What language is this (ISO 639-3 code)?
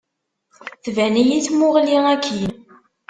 kab